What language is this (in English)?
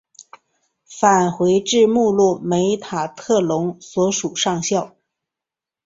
Chinese